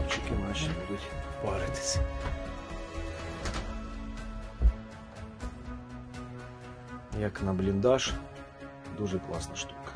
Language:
Russian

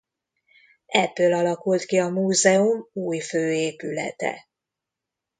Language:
Hungarian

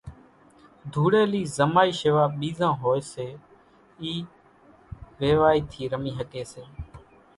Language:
Kachi Koli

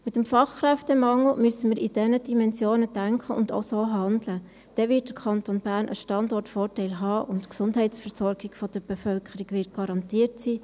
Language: Swiss German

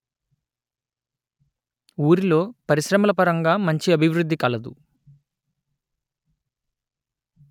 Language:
Telugu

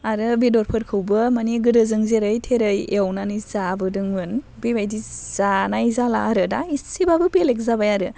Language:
Bodo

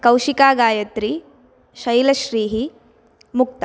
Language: Sanskrit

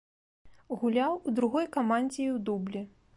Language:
Belarusian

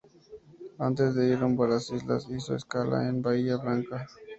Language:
Spanish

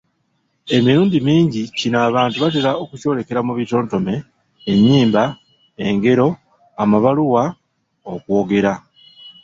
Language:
Ganda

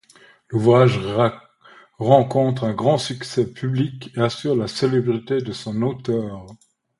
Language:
French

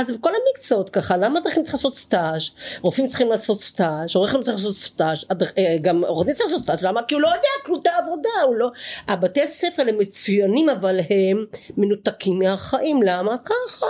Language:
Hebrew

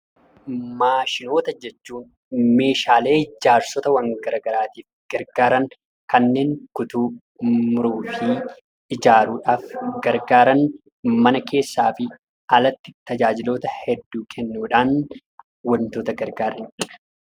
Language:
Oromo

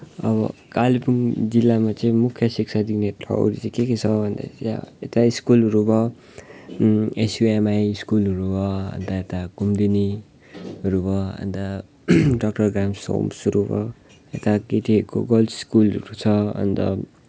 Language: Nepali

